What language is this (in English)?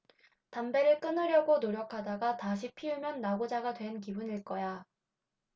Korean